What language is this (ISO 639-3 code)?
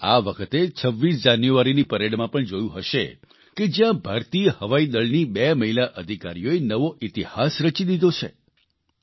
guj